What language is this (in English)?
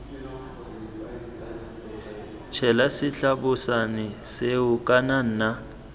Tswana